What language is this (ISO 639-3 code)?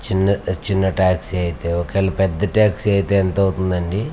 tel